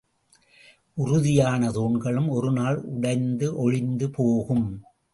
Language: Tamil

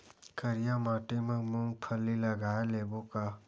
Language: Chhattisgarhi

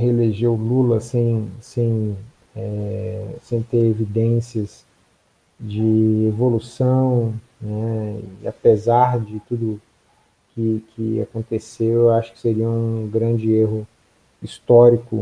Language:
Portuguese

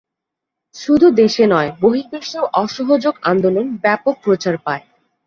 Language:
Bangla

